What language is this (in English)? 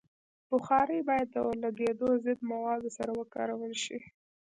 Pashto